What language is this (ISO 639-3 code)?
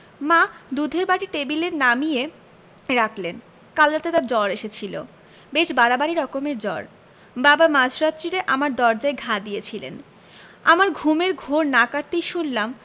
ben